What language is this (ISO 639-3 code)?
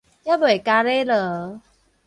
nan